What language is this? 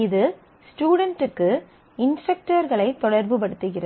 Tamil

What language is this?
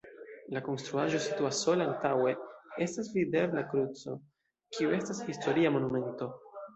Esperanto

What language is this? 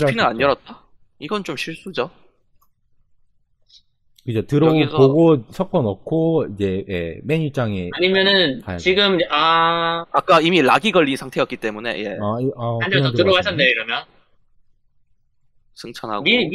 Korean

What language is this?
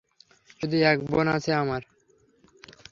Bangla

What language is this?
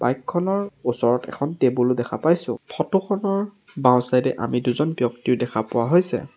Assamese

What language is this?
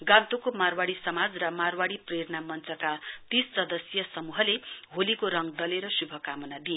Nepali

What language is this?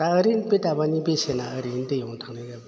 Bodo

